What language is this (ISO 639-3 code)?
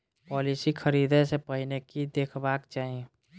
mai